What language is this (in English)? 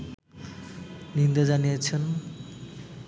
Bangla